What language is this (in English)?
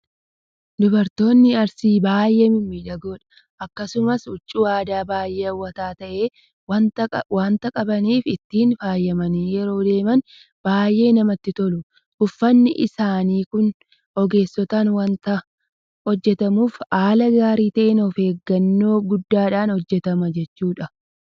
Oromo